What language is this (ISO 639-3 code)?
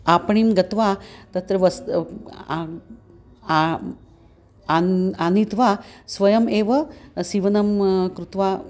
san